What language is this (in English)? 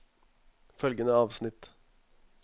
Norwegian